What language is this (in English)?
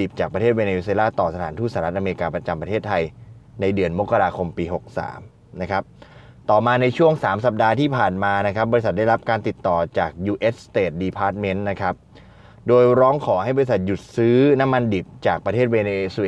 Thai